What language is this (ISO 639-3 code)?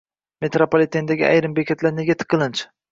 uzb